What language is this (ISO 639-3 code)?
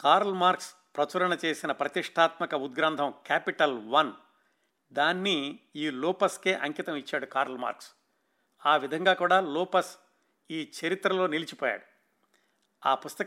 tel